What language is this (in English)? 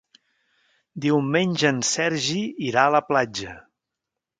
Catalan